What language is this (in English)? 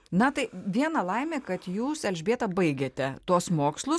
Lithuanian